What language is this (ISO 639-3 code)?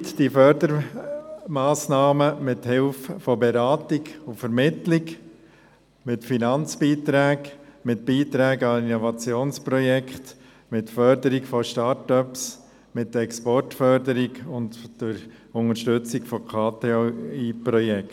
gsw